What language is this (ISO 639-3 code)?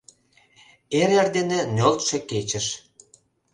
chm